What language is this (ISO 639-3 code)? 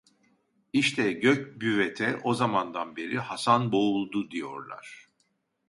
tur